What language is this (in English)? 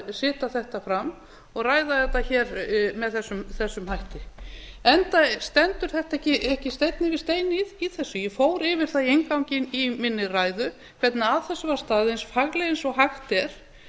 Icelandic